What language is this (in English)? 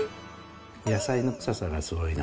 Japanese